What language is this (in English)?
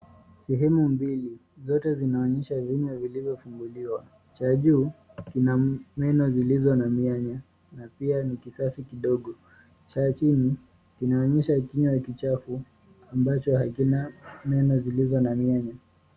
Swahili